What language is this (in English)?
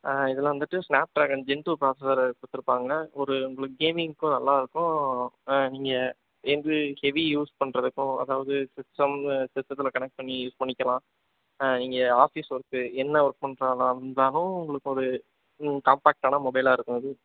Tamil